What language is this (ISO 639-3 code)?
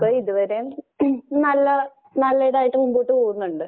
mal